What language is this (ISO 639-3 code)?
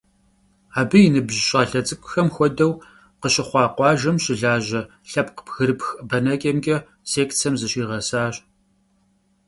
kbd